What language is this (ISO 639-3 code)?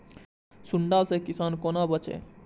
mai